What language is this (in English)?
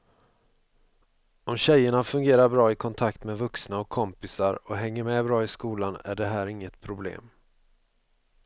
Swedish